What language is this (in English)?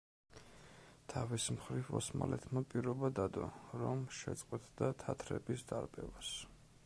Georgian